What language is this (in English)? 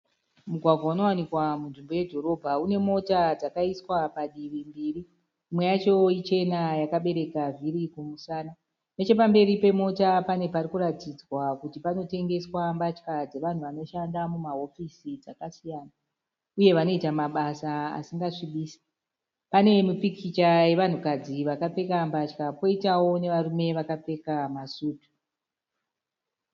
Shona